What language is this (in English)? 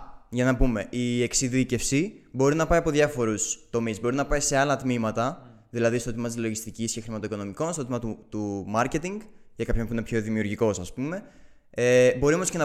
Greek